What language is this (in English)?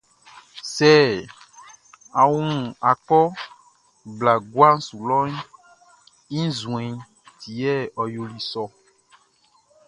Baoulé